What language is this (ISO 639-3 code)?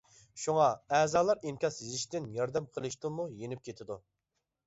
uig